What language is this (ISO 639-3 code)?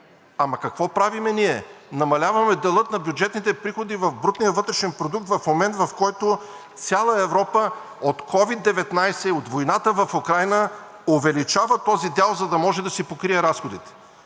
bul